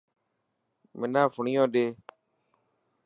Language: Dhatki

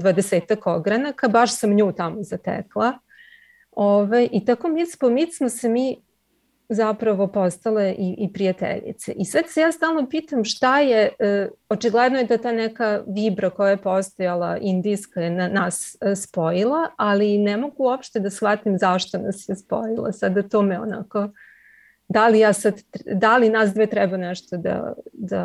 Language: Croatian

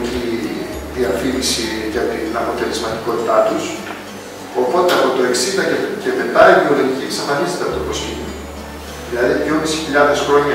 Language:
Greek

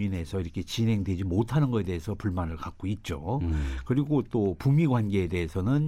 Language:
Korean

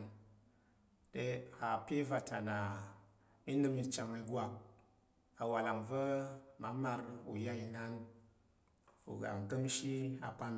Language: Tarok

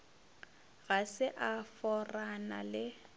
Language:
Northern Sotho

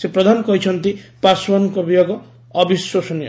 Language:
Odia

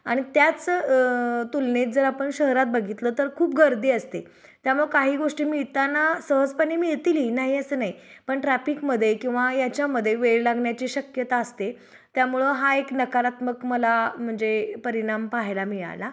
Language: Marathi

